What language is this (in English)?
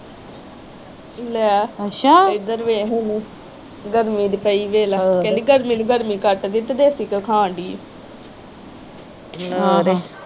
Punjabi